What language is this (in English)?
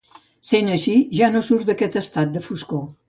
Catalan